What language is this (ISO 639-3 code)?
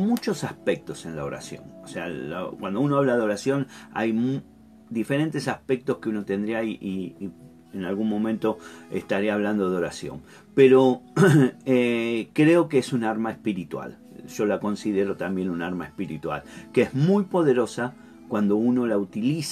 spa